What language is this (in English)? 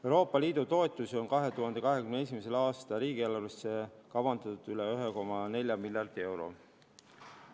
Estonian